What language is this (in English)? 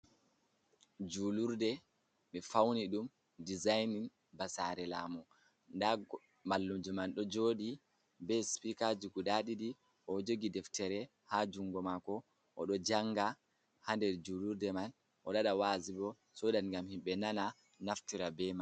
Fula